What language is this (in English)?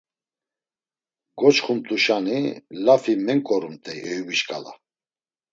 Laz